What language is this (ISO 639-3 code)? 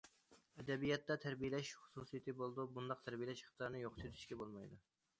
uig